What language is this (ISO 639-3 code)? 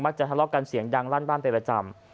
tha